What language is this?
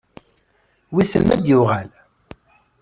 Kabyle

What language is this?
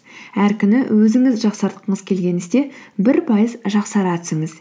Kazakh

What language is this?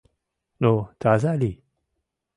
Mari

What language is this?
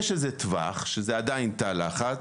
Hebrew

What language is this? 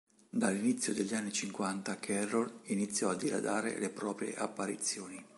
Italian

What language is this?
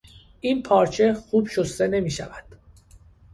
Persian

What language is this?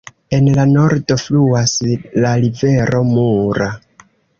Esperanto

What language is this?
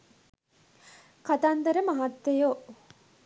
Sinhala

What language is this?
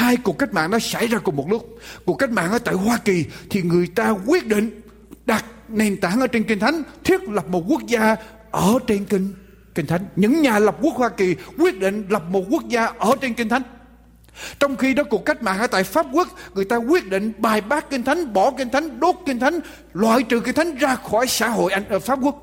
Vietnamese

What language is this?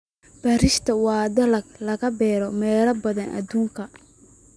Somali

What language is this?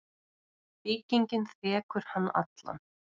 Icelandic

